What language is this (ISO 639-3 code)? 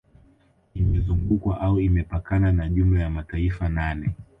swa